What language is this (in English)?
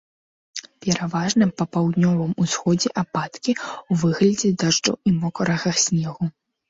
Belarusian